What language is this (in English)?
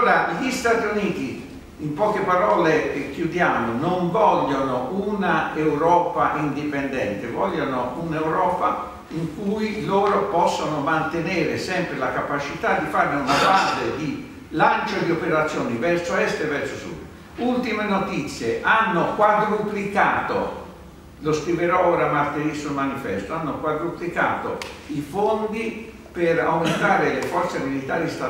Italian